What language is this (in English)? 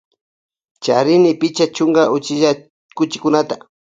Loja Highland Quichua